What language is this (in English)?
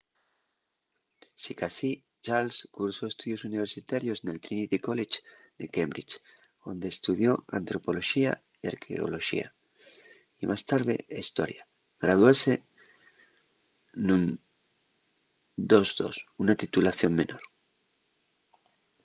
Asturian